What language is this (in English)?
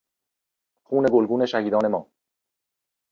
Persian